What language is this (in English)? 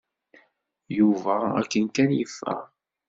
Kabyle